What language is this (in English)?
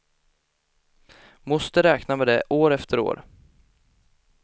Swedish